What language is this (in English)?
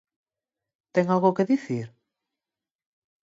Galician